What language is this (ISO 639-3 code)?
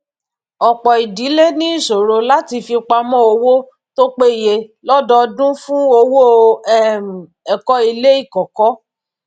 yor